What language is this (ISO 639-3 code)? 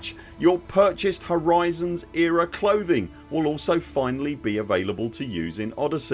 eng